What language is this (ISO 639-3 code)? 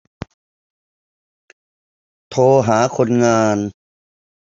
tha